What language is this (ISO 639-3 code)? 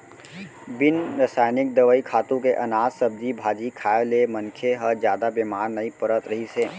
hne